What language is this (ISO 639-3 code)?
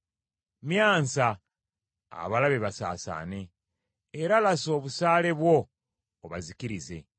lug